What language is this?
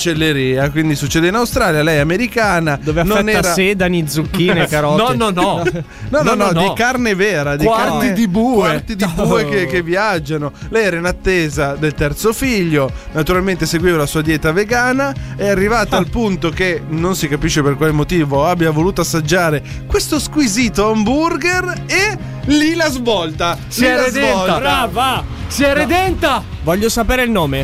Italian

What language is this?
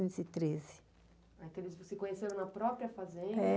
Portuguese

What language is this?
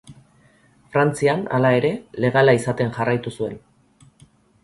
Basque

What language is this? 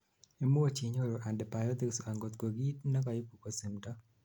Kalenjin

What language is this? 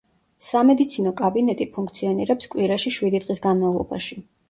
Georgian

